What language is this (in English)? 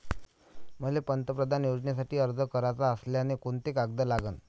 Marathi